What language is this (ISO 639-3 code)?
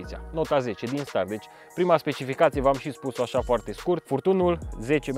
ron